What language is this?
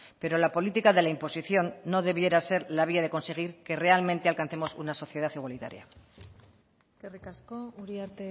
Spanish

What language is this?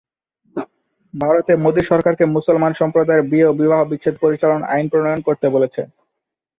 Bangla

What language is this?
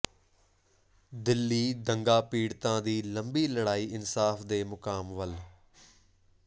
Punjabi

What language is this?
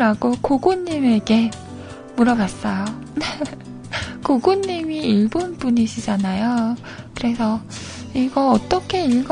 Korean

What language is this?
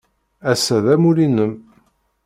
Kabyle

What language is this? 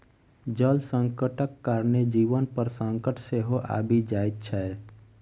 Maithili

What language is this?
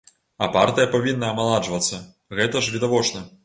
Belarusian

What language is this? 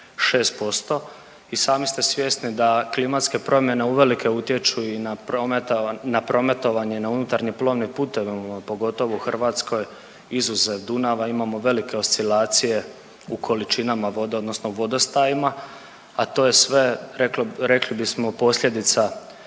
Croatian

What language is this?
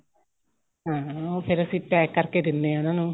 Punjabi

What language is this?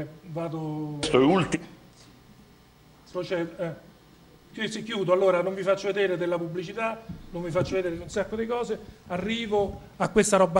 Italian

